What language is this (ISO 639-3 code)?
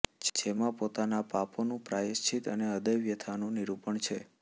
guj